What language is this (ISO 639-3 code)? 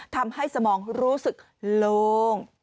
tha